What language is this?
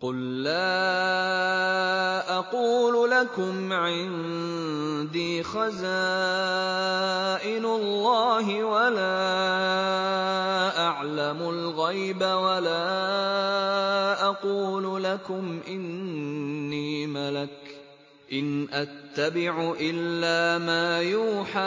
Arabic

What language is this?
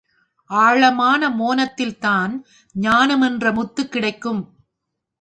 Tamil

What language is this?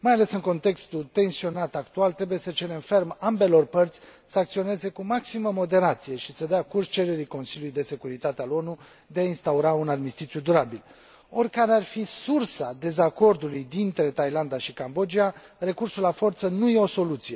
Romanian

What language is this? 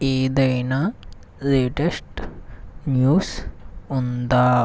Telugu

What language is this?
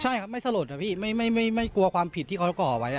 Thai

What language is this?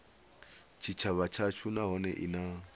Venda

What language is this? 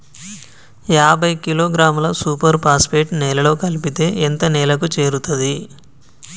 Telugu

